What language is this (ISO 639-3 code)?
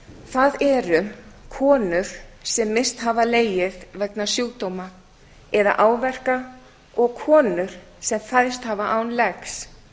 isl